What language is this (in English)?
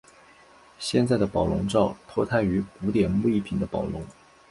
Chinese